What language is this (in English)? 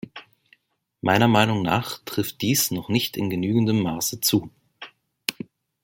German